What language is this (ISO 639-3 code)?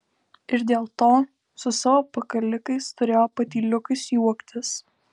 lit